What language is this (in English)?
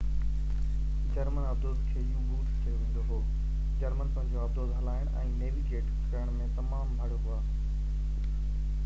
Sindhi